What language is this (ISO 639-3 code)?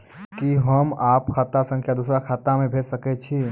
mai